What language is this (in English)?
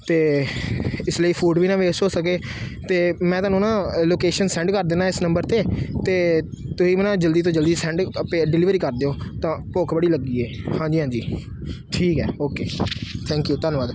Punjabi